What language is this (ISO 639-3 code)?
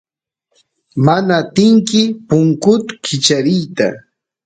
qus